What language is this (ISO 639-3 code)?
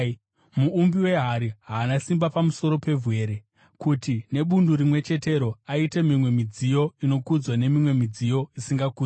sna